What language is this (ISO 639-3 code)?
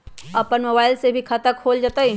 mag